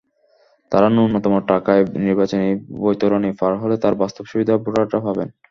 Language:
Bangla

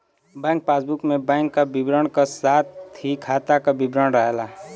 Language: Bhojpuri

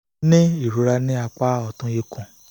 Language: Yoruba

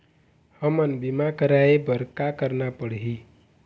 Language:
Chhattisgarhi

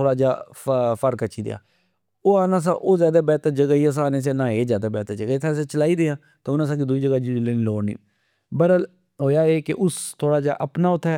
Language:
Pahari-Potwari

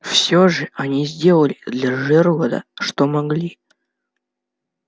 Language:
Russian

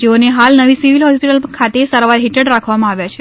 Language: Gujarati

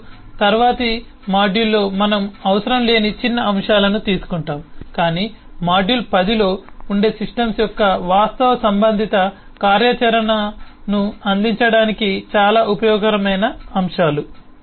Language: Telugu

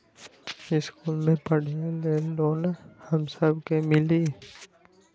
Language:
Magahi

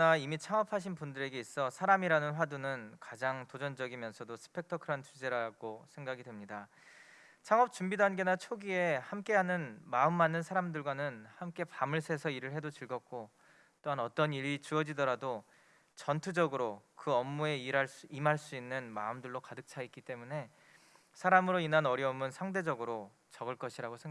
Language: Korean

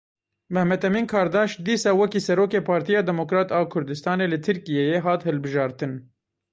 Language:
Kurdish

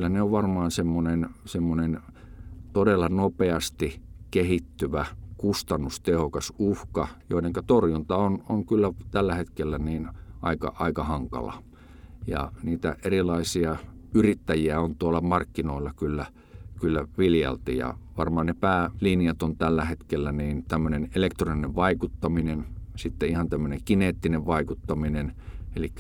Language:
Finnish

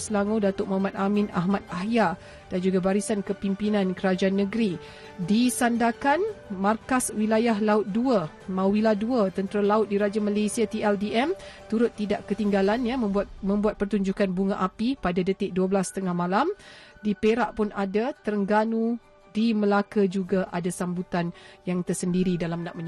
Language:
Malay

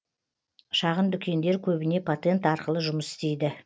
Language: Kazakh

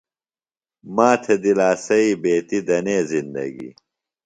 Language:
Phalura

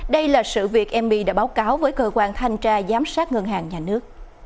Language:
Vietnamese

